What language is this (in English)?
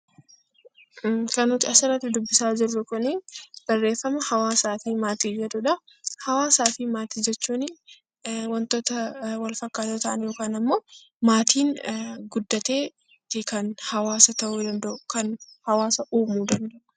Oromo